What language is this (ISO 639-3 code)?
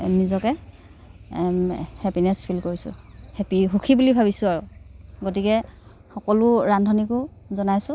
asm